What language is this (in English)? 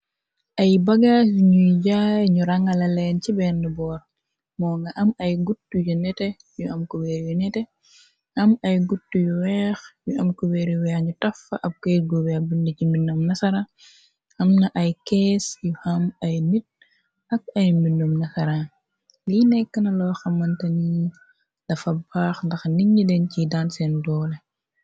Wolof